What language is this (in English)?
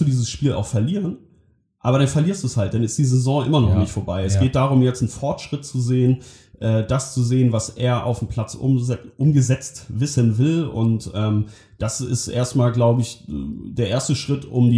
German